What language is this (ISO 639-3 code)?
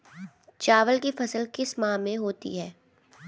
hin